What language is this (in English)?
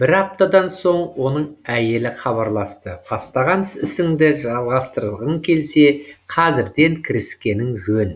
Kazakh